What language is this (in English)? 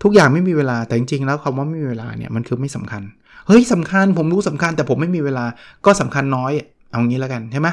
Thai